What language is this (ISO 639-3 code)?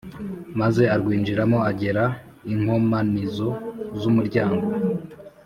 kin